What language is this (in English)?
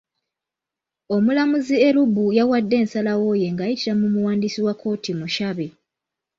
Ganda